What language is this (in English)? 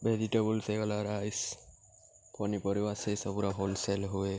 Odia